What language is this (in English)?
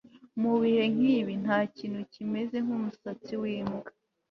Kinyarwanda